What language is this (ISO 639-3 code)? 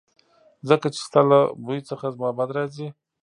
pus